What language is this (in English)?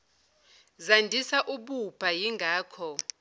Zulu